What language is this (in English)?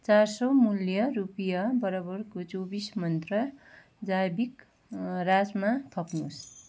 Nepali